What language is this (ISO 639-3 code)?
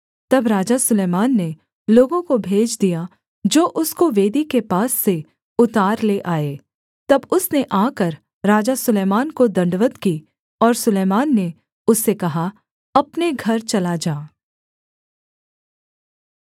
hin